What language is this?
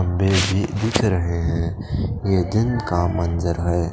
Hindi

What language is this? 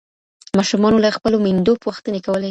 Pashto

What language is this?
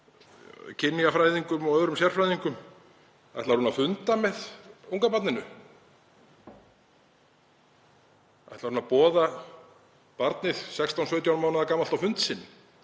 Icelandic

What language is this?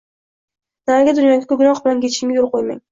Uzbek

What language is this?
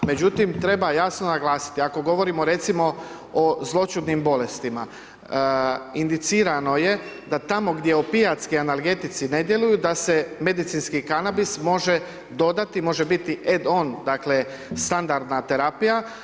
Croatian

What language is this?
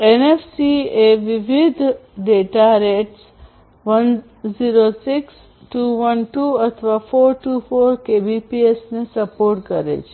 Gujarati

